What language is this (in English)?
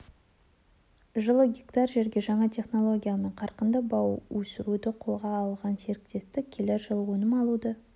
Kazakh